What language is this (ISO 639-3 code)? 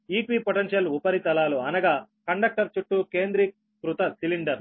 tel